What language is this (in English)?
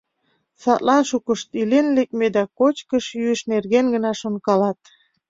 Mari